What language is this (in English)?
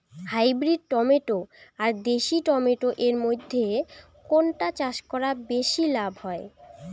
Bangla